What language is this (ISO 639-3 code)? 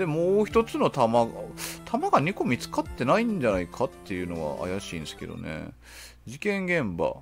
jpn